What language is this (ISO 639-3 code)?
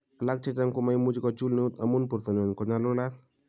kln